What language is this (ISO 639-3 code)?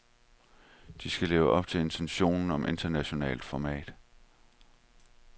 dan